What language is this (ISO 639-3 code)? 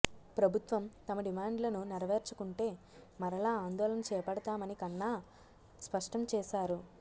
tel